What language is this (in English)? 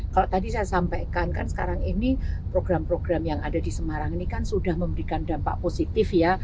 Indonesian